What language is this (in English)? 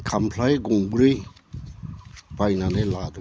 Bodo